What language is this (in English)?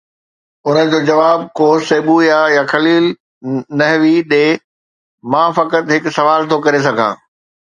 Sindhi